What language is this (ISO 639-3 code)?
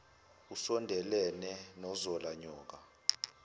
zul